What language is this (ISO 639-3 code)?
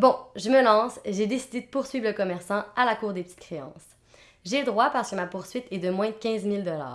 fra